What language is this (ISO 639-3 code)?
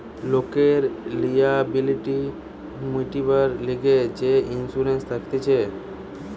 ben